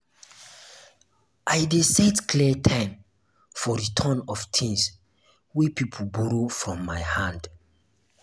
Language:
Nigerian Pidgin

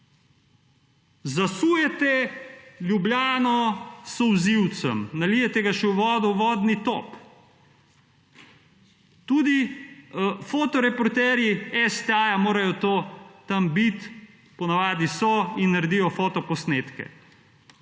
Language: Slovenian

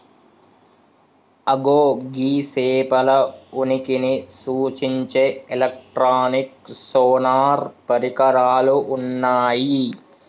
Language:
Telugu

